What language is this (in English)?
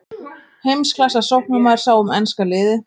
Icelandic